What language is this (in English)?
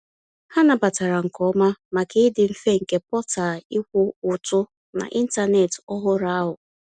Igbo